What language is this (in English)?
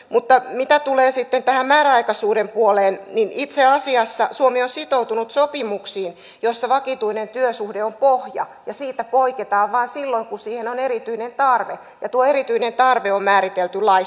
Finnish